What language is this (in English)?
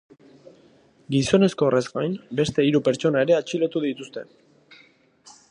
Basque